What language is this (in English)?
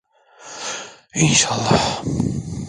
Turkish